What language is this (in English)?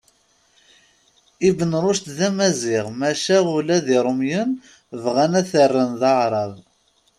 Kabyle